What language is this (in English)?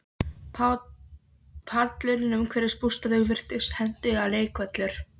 Icelandic